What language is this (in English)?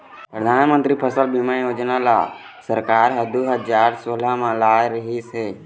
Chhattisgarhi